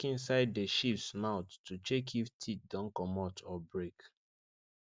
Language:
Nigerian Pidgin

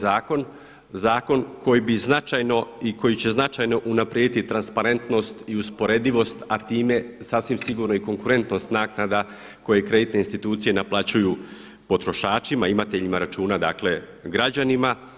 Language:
Croatian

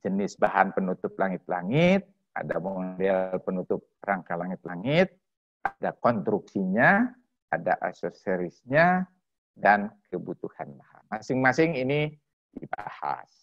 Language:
Indonesian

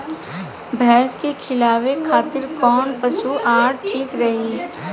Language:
Bhojpuri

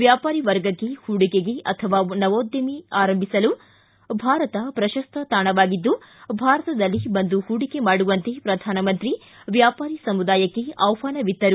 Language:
Kannada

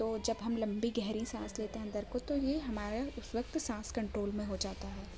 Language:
Urdu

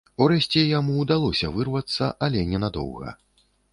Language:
Belarusian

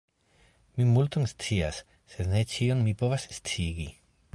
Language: Esperanto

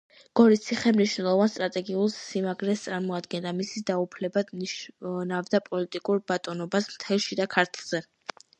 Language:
Georgian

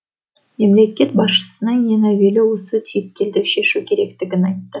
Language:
Kazakh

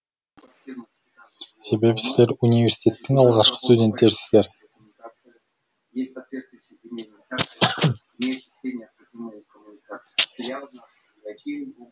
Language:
Kazakh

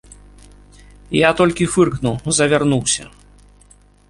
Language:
Belarusian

